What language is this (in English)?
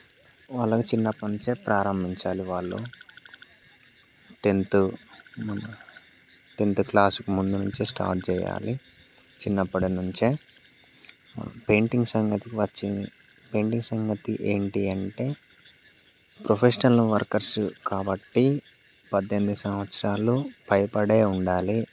Telugu